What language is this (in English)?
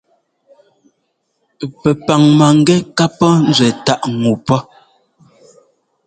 Ngomba